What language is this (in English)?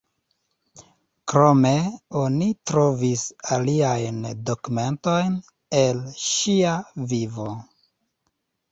Esperanto